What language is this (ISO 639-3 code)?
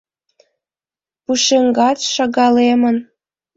chm